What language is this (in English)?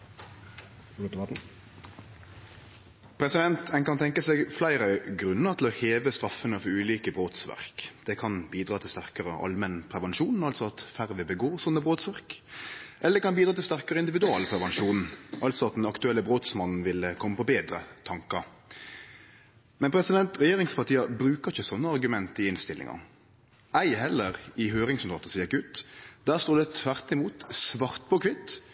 Norwegian